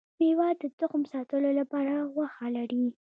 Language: Pashto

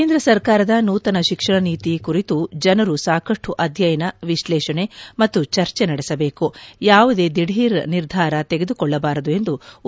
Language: Kannada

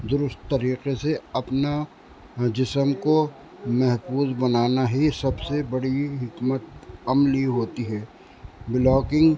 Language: Urdu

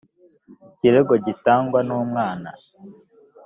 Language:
Kinyarwanda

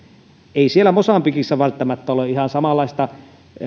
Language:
Finnish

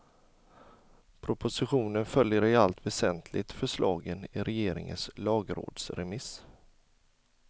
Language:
Swedish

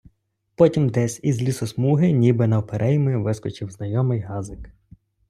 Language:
Ukrainian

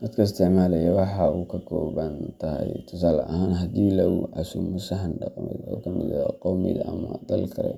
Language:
Somali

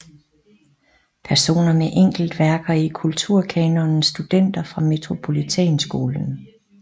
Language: Danish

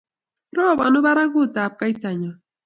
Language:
Kalenjin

